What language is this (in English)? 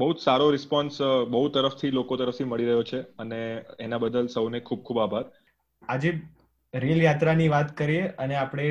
Gujarati